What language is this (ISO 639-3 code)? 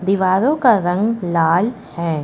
hin